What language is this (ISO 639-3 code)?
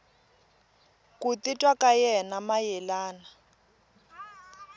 tso